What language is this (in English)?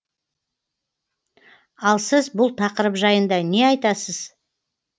Kazakh